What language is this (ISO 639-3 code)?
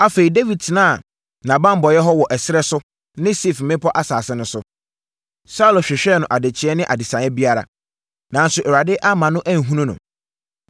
aka